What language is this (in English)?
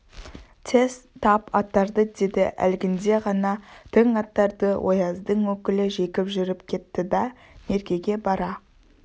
Kazakh